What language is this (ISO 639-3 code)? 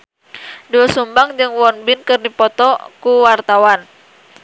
sun